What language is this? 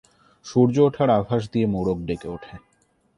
Bangla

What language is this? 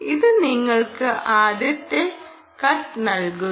Malayalam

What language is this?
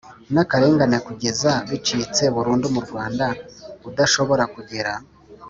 Kinyarwanda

